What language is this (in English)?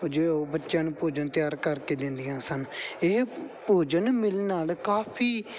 Punjabi